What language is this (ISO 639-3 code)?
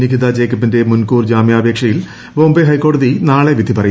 mal